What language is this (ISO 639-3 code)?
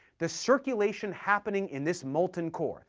eng